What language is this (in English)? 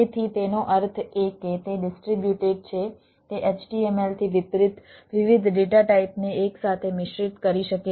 Gujarati